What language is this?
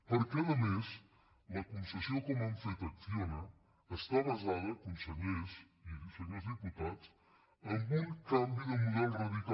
Catalan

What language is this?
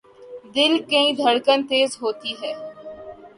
Urdu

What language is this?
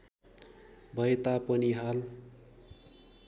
Nepali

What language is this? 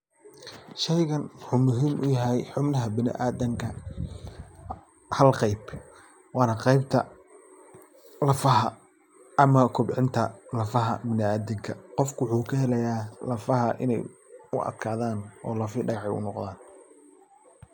Somali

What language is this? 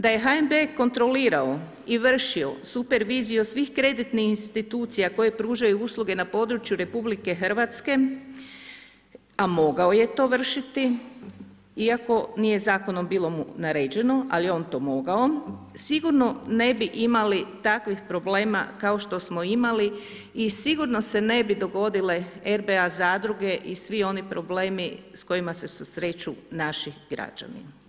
Croatian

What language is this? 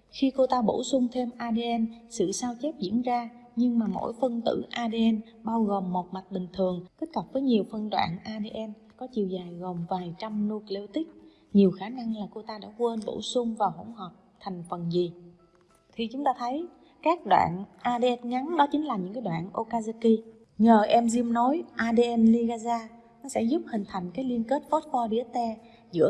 Vietnamese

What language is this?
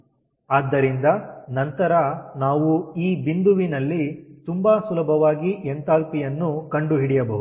Kannada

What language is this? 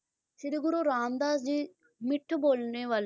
Punjabi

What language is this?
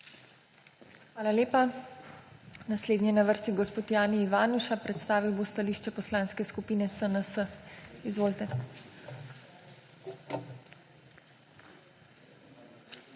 Slovenian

